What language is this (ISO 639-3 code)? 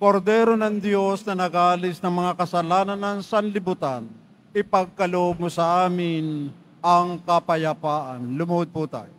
fil